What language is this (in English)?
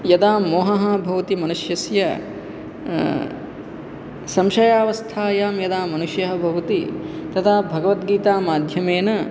Sanskrit